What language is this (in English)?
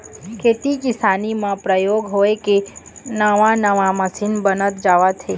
Chhattisgarhi